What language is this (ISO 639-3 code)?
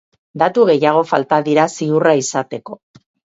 eus